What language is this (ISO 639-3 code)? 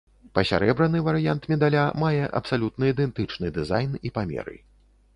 bel